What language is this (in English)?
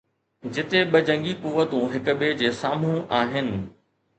Sindhi